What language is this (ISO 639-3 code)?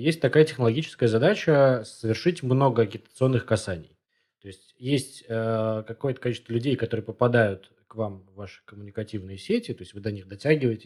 rus